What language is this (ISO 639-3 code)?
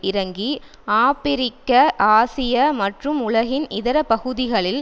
tam